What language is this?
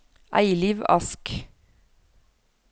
Norwegian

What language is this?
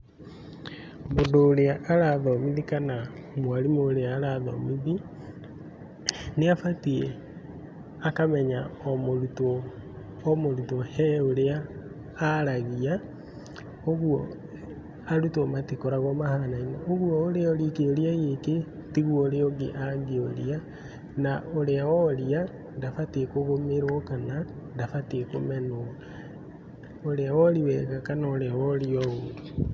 Kikuyu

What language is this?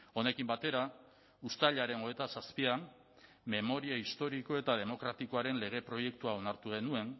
Basque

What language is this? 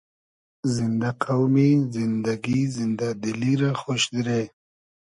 Hazaragi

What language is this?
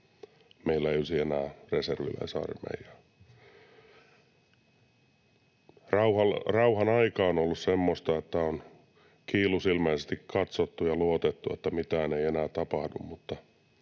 Finnish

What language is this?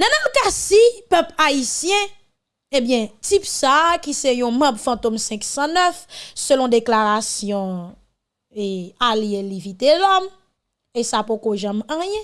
French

